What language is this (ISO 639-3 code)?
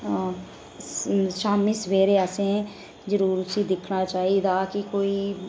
doi